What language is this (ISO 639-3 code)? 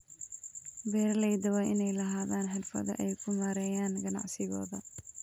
som